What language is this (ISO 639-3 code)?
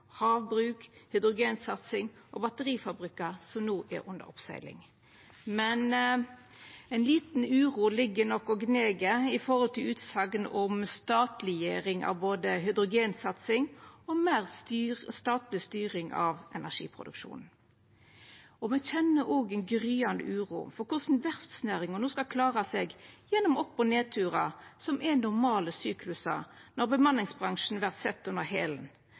nno